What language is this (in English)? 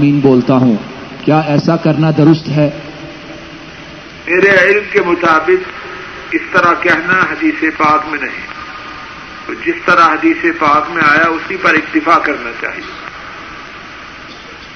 Urdu